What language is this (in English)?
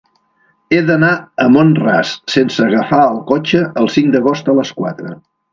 Catalan